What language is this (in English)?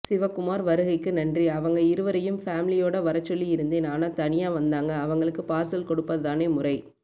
Tamil